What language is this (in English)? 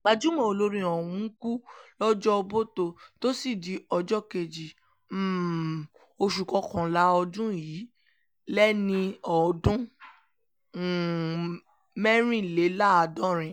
Yoruba